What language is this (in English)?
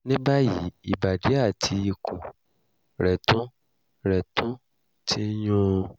Yoruba